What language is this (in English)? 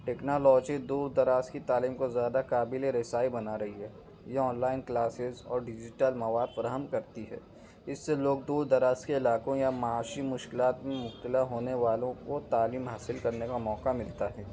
Urdu